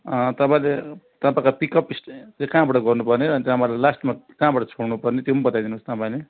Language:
Nepali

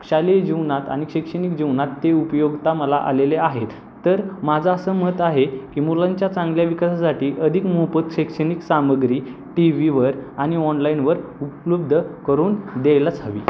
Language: Marathi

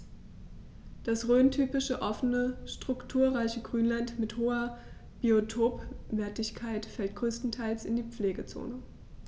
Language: German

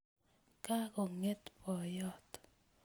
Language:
Kalenjin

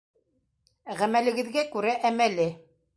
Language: Bashkir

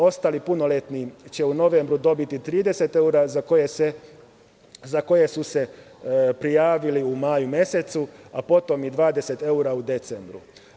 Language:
Serbian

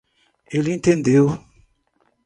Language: Portuguese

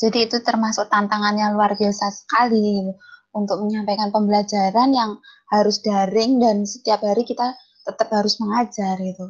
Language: Indonesian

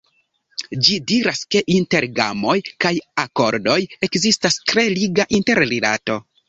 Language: Esperanto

